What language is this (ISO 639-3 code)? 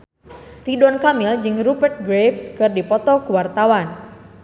sun